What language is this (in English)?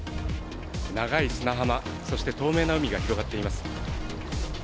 Japanese